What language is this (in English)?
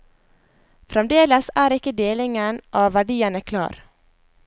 Norwegian